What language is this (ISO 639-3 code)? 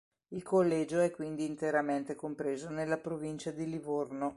ita